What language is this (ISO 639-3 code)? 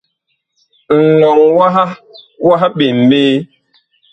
bkh